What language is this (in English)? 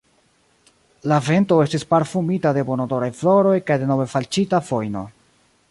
Esperanto